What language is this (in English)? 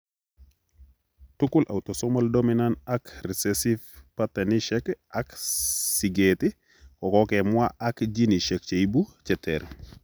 Kalenjin